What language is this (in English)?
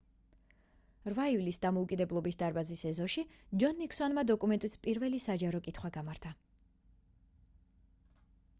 Georgian